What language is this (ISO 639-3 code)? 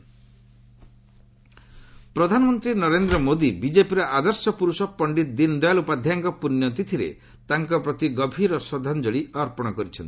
ori